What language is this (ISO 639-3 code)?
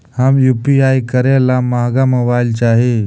mag